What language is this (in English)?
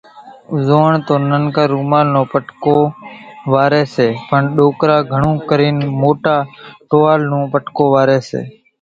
Kachi Koli